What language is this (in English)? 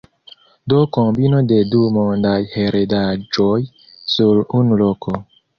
Esperanto